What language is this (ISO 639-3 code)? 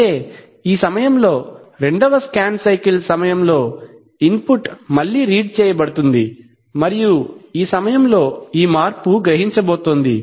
tel